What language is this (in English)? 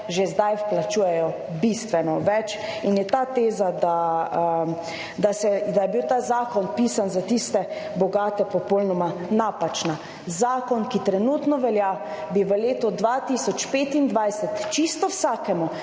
Slovenian